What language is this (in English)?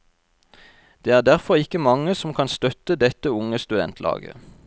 Norwegian